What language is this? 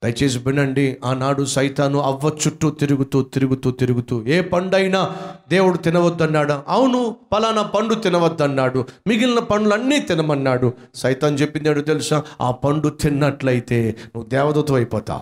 Telugu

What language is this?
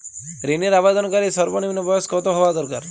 Bangla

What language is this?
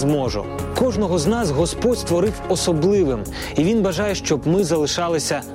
Ukrainian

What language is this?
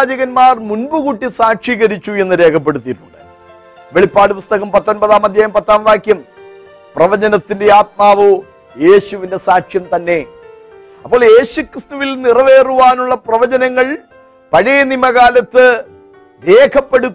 Malayalam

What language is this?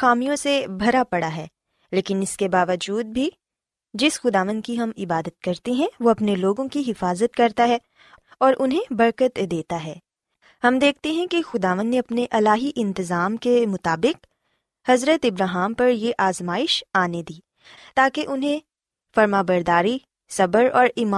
Urdu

